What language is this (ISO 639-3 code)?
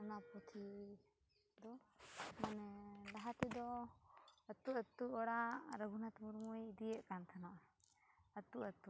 sat